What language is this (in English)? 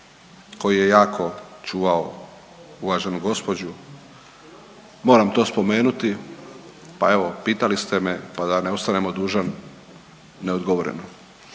Croatian